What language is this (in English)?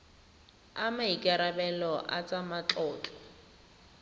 Tswana